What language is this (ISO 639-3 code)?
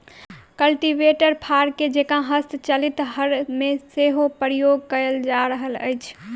mai